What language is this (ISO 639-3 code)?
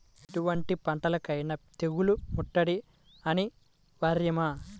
tel